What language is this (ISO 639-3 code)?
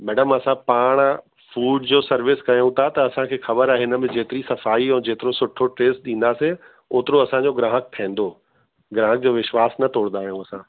snd